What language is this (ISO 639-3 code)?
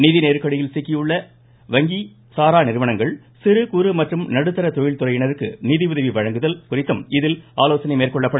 tam